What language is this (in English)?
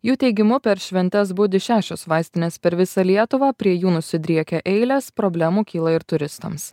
Lithuanian